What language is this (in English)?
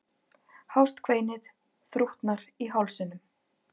Icelandic